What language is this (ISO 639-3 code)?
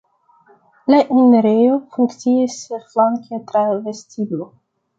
epo